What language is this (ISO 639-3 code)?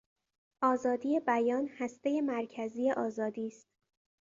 fas